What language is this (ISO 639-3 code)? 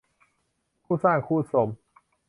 tha